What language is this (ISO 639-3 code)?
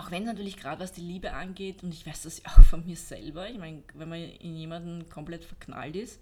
deu